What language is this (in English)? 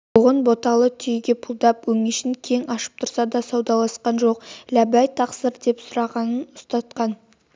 Kazakh